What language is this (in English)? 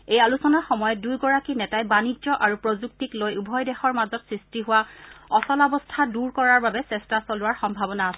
Assamese